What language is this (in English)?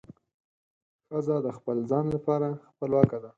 Pashto